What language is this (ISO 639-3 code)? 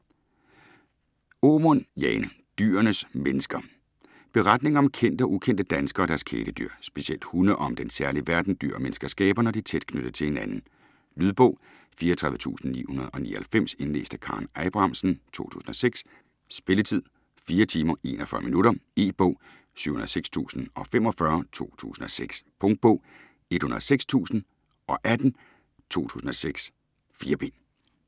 dan